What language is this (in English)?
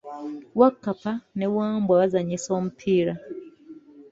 Ganda